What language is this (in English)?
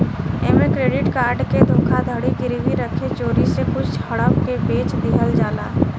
Bhojpuri